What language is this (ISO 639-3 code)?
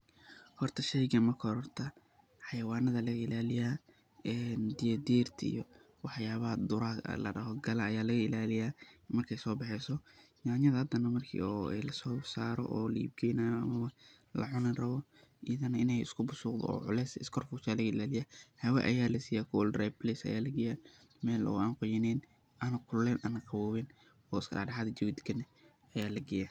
som